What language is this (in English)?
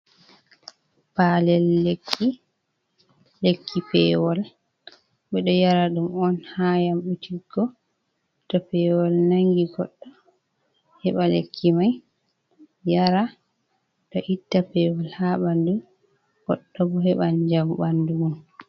Fula